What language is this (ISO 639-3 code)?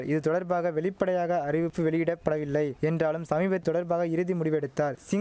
tam